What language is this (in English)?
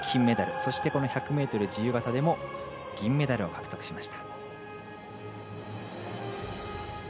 Japanese